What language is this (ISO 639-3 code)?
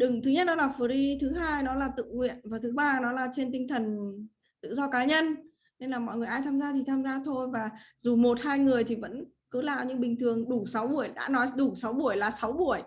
vie